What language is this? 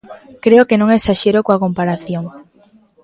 Galician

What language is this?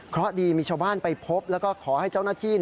Thai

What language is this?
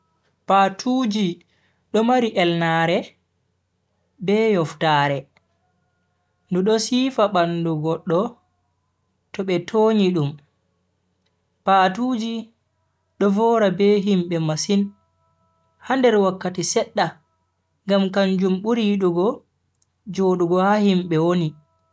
Bagirmi Fulfulde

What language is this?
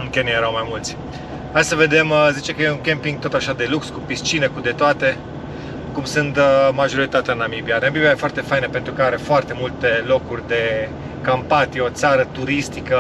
Romanian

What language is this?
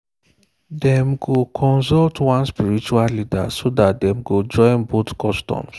Nigerian Pidgin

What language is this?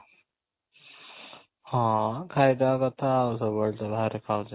Odia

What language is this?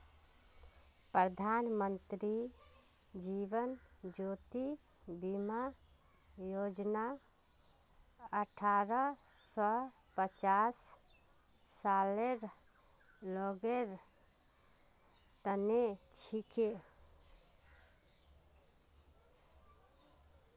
Magahi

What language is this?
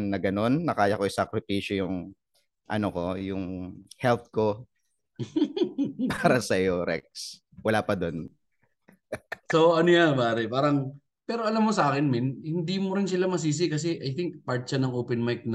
Filipino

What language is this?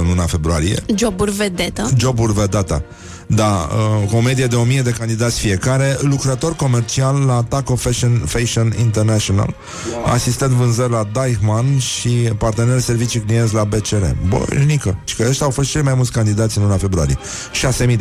Romanian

